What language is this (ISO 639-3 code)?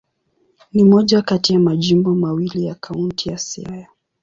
swa